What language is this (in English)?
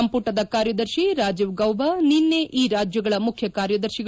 Kannada